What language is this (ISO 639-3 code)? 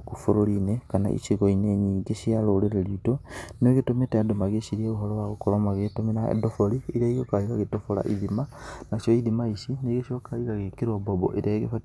kik